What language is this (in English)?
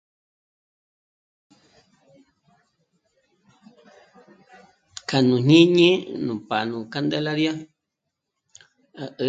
Michoacán Mazahua